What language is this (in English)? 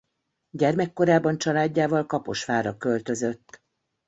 Hungarian